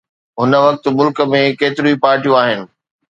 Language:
Sindhi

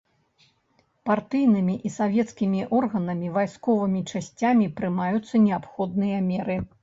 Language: Belarusian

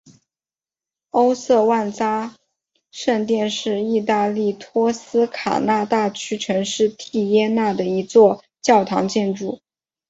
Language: Chinese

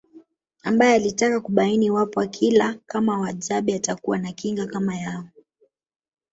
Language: Swahili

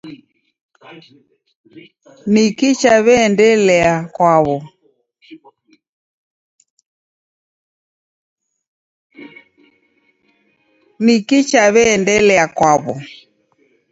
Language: Taita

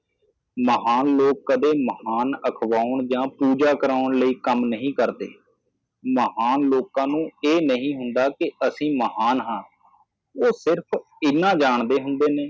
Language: Punjabi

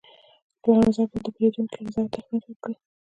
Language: Pashto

